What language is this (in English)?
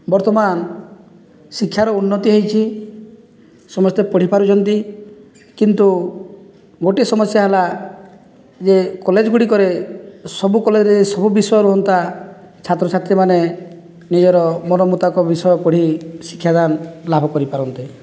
Odia